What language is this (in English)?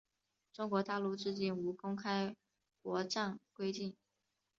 Chinese